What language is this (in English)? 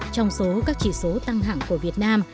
Vietnamese